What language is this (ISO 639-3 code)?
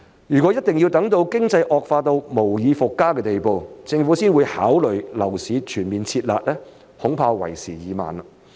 yue